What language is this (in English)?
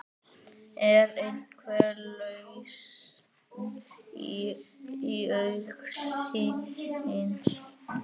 Icelandic